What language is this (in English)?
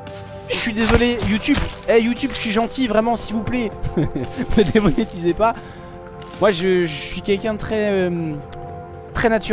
French